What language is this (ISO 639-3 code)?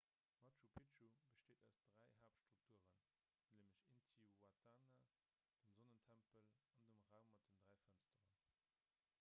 ltz